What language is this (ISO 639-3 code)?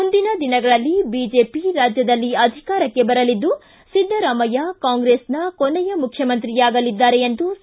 kan